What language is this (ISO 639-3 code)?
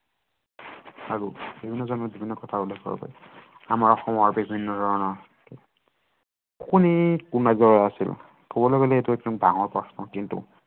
asm